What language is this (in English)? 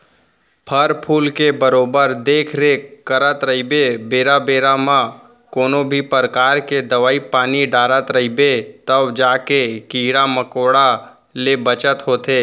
Chhattisgarhi